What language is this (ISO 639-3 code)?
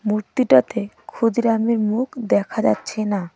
ben